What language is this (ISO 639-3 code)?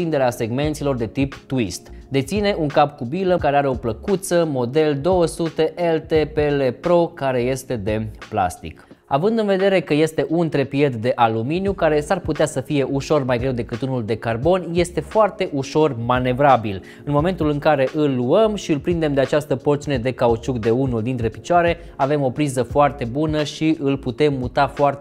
ron